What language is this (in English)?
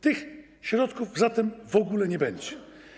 Polish